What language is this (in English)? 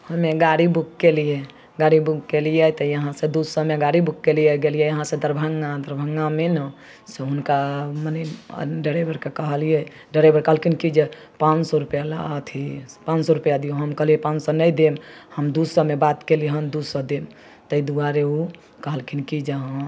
Maithili